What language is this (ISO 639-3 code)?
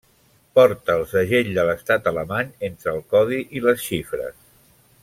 cat